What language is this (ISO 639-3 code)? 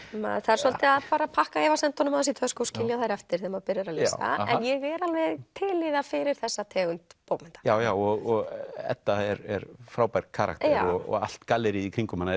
isl